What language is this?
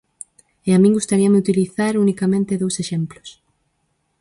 Galician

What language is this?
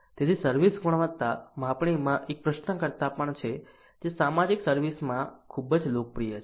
Gujarati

